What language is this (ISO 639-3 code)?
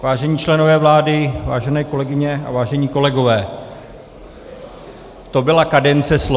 ces